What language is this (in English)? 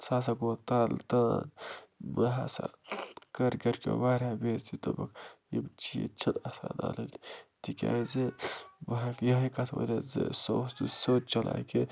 Kashmiri